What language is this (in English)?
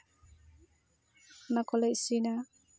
Santali